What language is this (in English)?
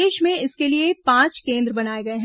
Hindi